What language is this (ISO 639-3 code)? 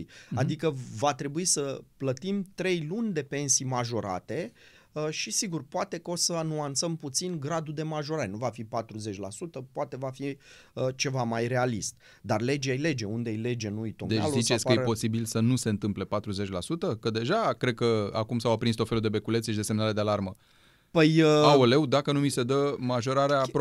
ron